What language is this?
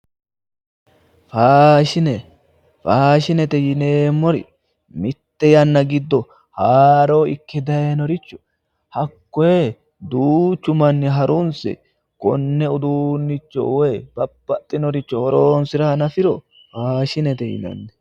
Sidamo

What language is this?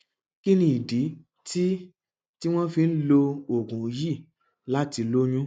Yoruba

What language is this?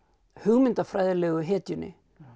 Icelandic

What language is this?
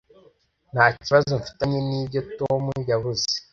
Kinyarwanda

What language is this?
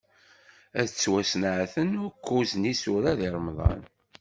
Kabyle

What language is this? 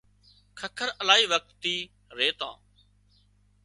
Wadiyara Koli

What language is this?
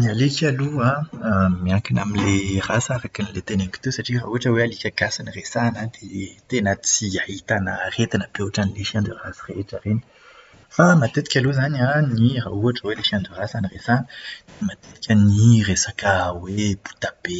Malagasy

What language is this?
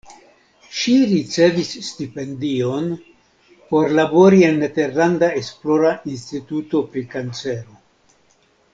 Esperanto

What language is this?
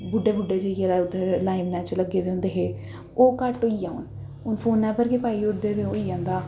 Dogri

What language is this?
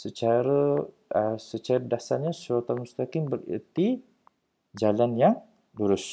Malay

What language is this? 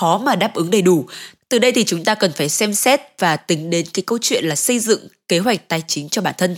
Vietnamese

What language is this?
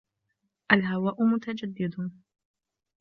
Arabic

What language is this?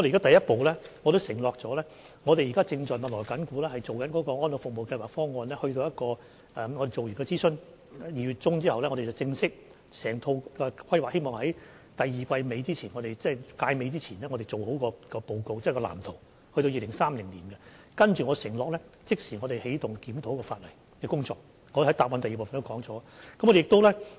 Cantonese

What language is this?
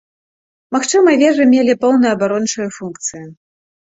Belarusian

